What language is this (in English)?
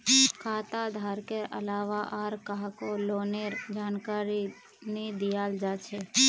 Magahi